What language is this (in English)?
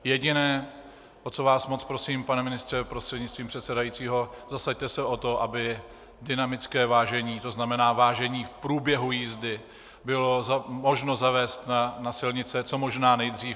Czech